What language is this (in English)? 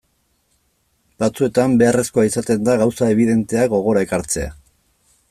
Basque